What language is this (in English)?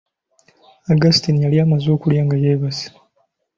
Ganda